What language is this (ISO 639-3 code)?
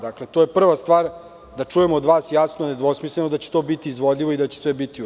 srp